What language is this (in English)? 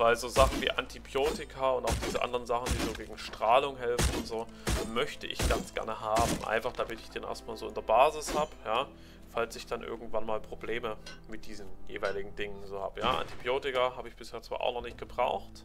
German